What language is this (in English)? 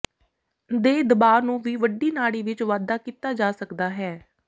Punjabi